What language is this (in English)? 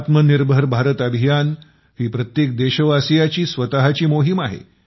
Marathi